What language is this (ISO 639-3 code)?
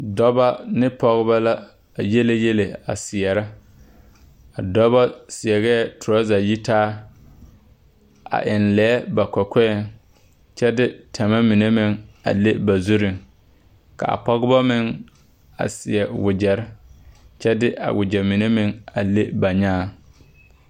dga